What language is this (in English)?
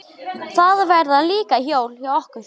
Icelandic